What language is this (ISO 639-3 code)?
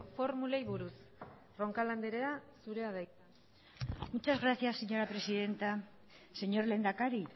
eus